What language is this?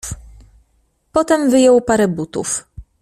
Polish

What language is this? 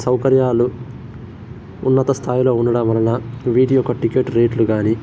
Telugu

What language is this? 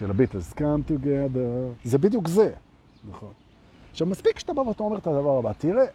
Hebrew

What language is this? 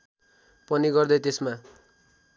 Nepali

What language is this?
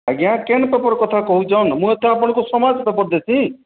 Odia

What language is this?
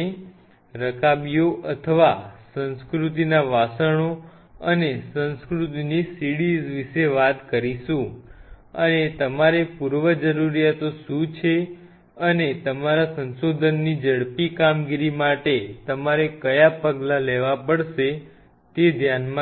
Gujarati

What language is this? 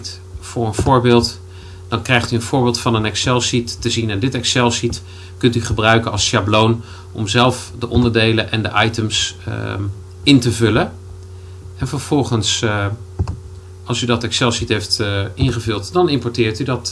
Dutch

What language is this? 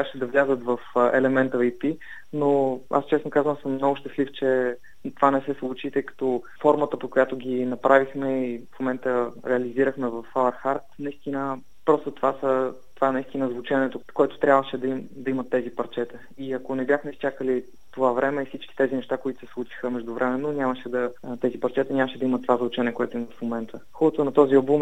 Bulgarian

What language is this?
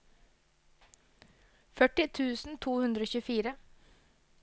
Norwegian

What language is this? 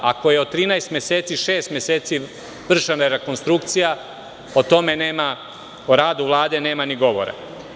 Serbian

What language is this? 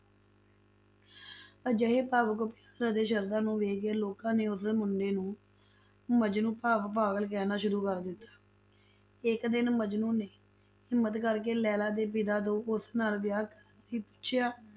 Punjabi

